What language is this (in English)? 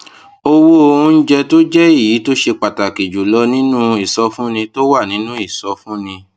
Yoruba